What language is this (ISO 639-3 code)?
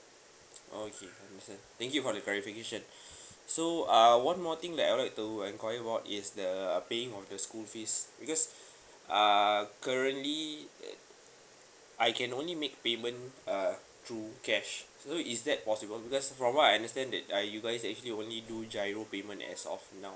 eng